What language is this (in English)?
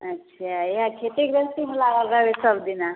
Maithili